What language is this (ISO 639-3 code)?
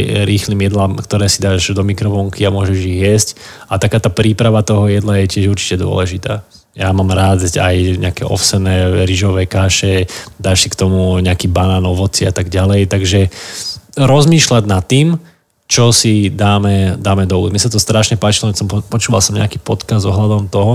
slk